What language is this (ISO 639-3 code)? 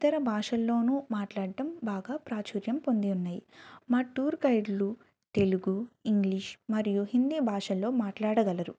tel